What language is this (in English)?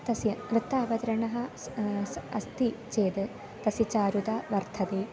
Sanskrit